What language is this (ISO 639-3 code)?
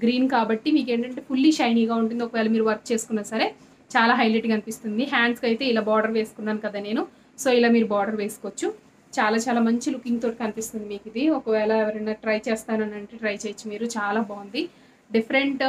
hin